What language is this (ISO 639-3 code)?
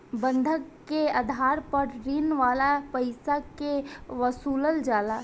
bho